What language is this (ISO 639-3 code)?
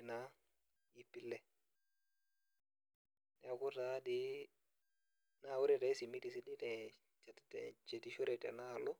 mas